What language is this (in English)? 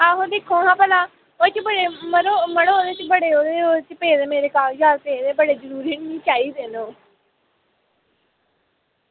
Dogri